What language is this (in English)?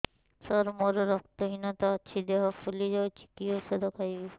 Odia